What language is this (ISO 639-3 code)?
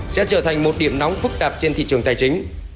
vie